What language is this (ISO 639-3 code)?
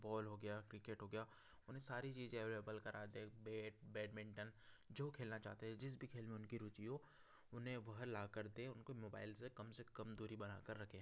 hin